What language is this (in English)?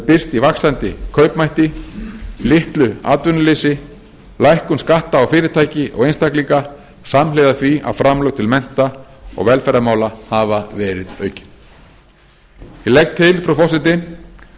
Icelandic